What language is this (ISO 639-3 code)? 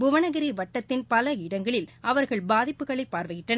tam